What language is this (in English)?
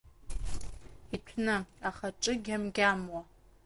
Abkhazian